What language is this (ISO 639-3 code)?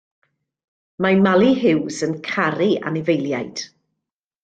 cym